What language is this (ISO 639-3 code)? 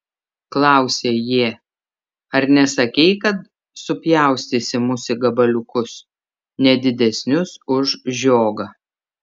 lit